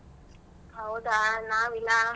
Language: Kannada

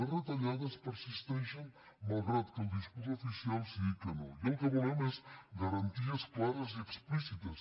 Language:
Catalan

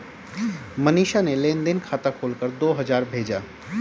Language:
Hindi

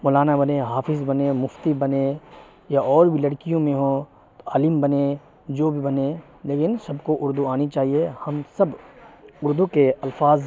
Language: Urdu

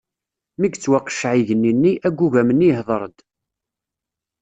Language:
Kabyle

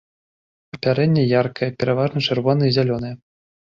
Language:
Belarusian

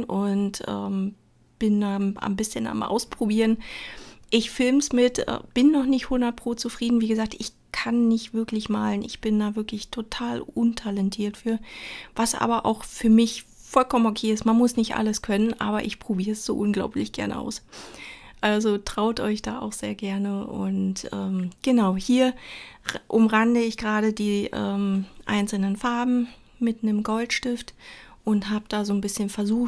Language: German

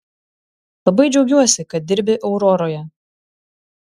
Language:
Lithuanian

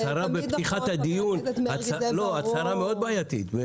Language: Hebrew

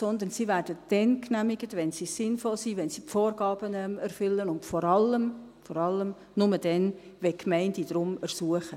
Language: Swiss German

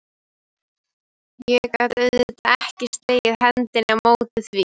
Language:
Icelandic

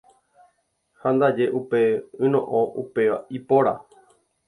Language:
Guarani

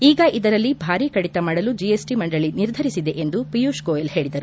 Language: Kannada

